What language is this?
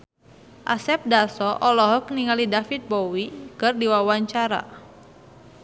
Sundanese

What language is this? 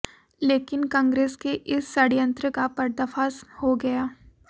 Hindi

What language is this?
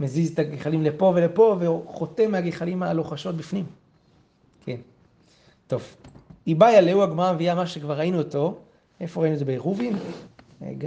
Hebrew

